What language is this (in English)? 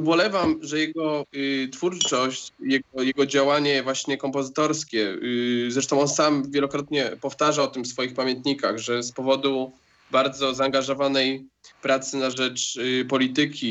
Polish